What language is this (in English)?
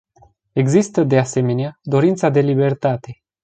Romanian